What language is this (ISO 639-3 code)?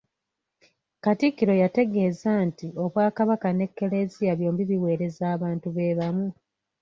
lug